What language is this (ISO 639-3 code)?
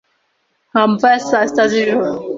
kin